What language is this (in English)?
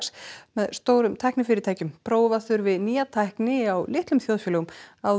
Icelandic